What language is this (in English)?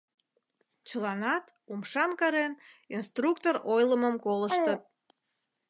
Mari